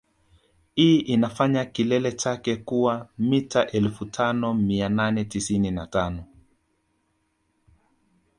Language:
Swahili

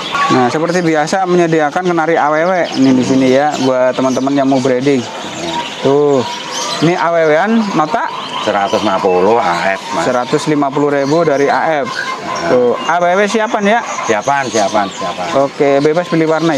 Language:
Indonesian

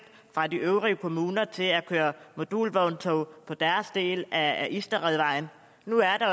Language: Danish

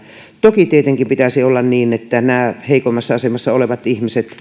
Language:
Finnish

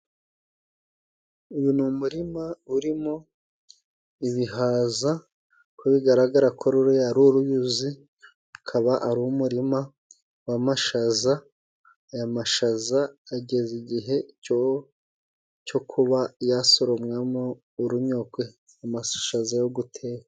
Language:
Kinyarwanda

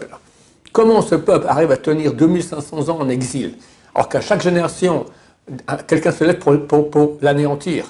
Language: French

